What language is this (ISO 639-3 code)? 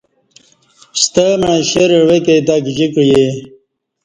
bsh